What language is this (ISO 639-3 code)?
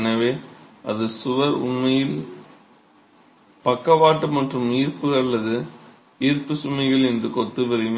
tam